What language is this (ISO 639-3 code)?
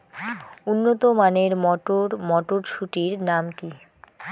ben